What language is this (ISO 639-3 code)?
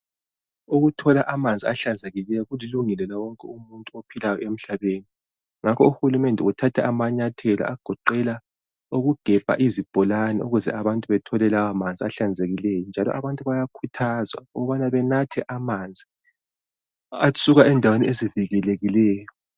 nde